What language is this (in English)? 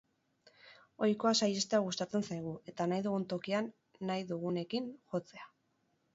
Basque